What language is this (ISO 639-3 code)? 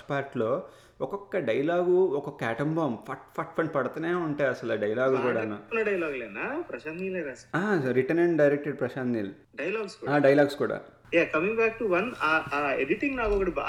tel